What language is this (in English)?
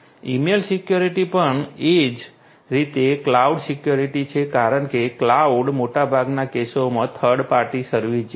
Gujarati